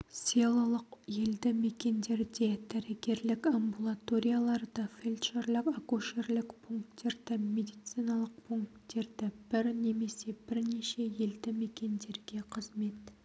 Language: Kazakh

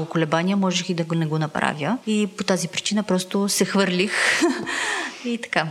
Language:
Bulgarian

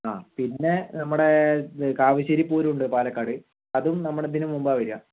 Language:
Malayalam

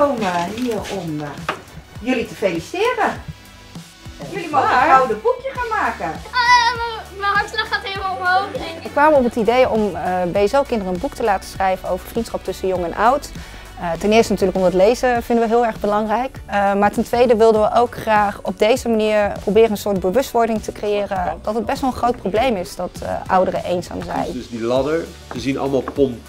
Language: Dutch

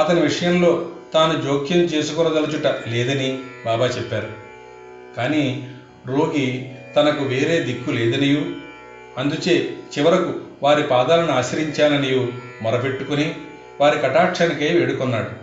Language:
Telugu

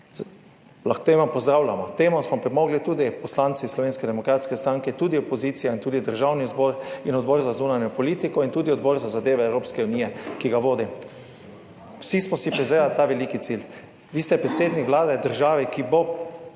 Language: Slovenian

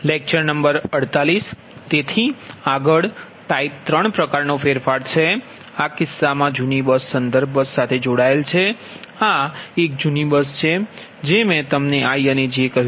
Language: Gujarati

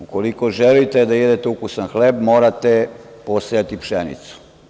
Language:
Serbian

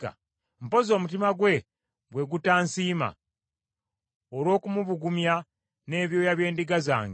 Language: Ganda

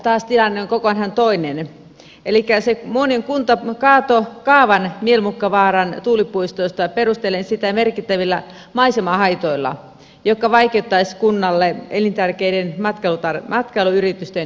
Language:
Finnish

